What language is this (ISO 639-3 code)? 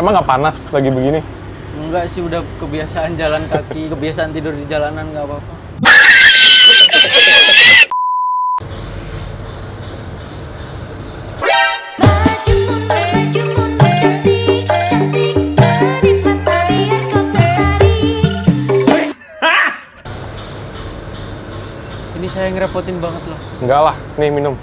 ind